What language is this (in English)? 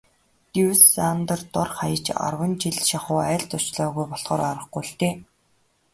Mongolian